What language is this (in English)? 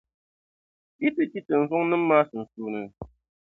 Dagbani